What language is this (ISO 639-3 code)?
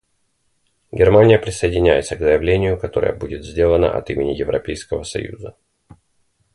rus